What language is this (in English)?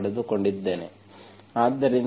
Kannada